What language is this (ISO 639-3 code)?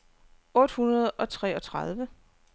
dan